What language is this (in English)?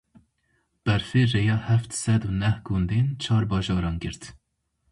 Kurdish